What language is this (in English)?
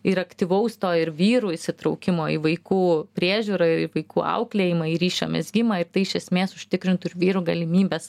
Lithuanian